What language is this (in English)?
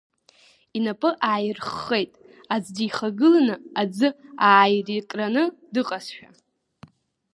Abkhazian